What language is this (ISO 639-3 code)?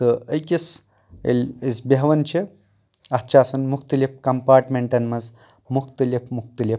kas